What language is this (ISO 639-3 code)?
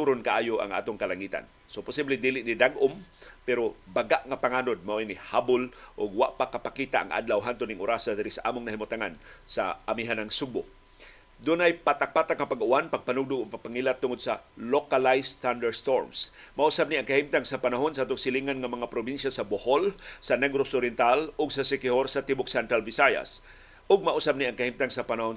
fil